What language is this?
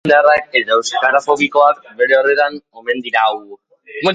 Basque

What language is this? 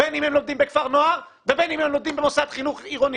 Hebrew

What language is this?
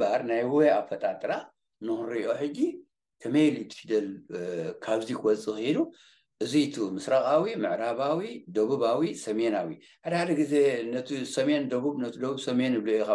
Arabic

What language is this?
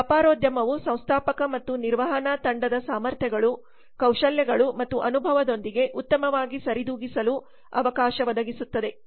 Kannada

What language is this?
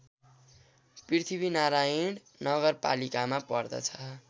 Nepali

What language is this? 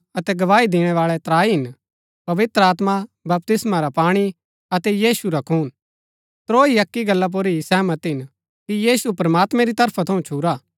Gaddi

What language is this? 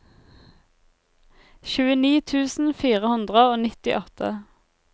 Norwegian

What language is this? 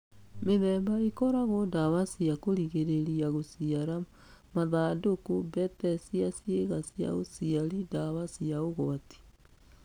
Kikuyu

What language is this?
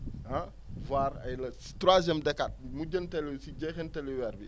Wolof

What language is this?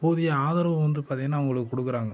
Tamil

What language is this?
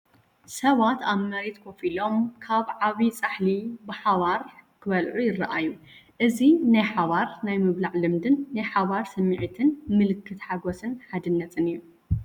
Tigrinya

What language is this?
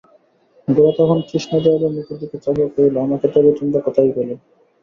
Bangla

